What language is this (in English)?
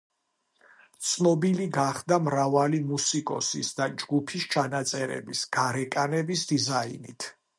Georgian